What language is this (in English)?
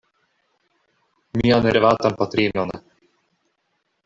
Esperanto